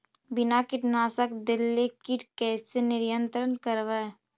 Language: Magahi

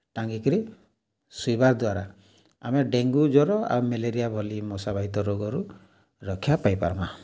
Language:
Odia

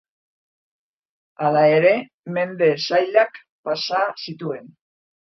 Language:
Basque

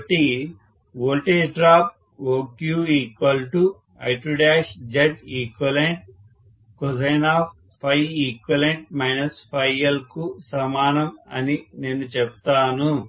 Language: Telugu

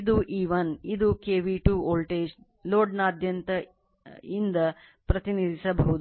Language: Kannada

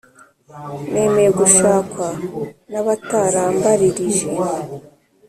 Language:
Kinyarwanda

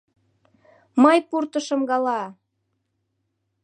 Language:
Mari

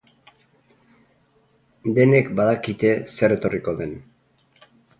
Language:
Basque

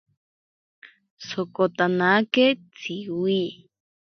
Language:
Ashéninka Perené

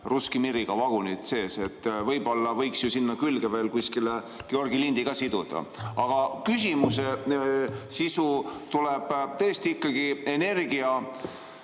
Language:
Estonian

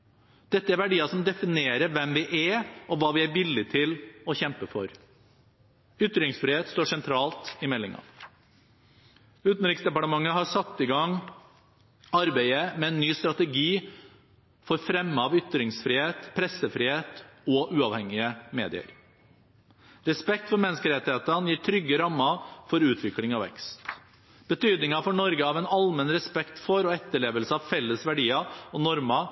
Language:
Norwegian Bokmål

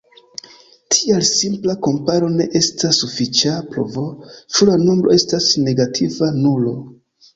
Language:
Esperanto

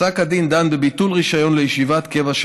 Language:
Hebrew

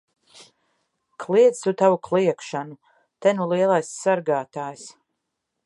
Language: Latvian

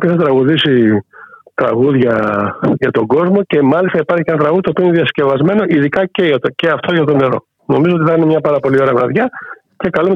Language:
Greek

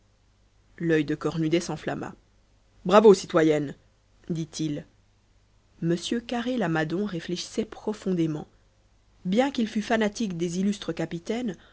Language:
French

